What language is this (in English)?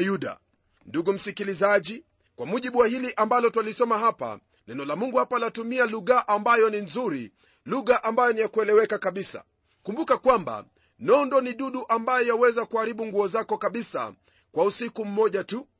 Swahili